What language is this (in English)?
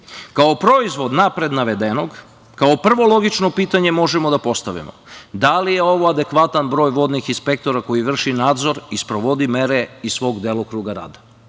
Serbian